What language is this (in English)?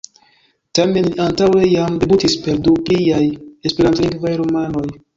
Esperanto